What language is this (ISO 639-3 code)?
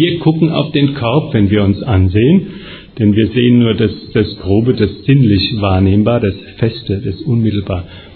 deu